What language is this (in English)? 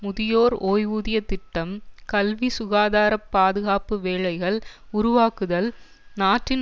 Tamil